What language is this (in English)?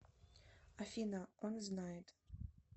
Russian